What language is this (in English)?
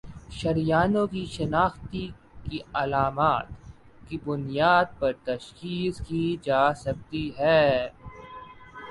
Urdu